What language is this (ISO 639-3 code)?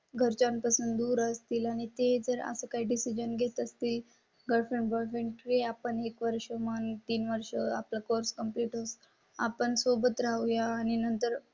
mar